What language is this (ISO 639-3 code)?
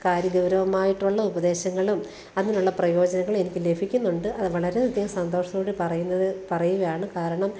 mal